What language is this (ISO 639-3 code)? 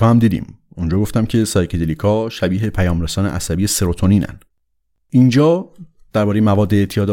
fas